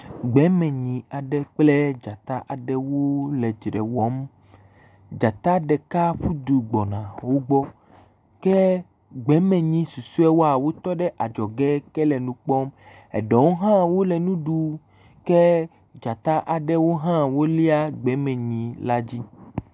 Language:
Ewe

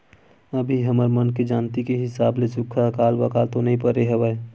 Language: Chhattisgarhi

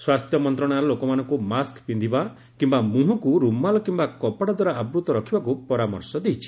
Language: Odia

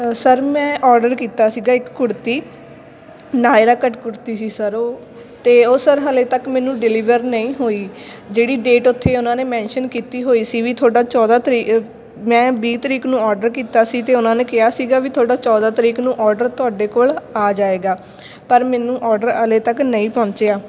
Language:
Punjabi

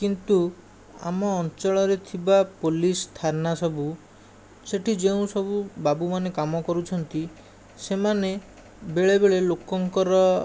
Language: Odia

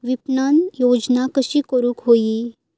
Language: Marathi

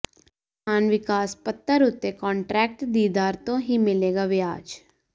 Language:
Punjabi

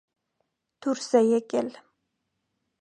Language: Armenian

